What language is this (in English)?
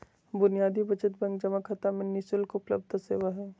Magahi